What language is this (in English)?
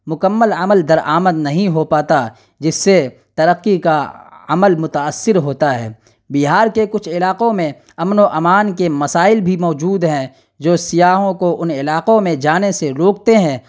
Urdu